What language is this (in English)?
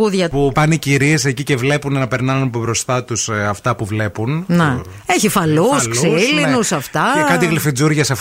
Greek